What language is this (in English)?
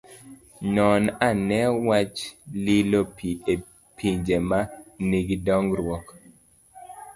Luo (Kenya and Tanzania)